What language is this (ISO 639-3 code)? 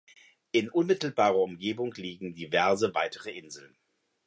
deu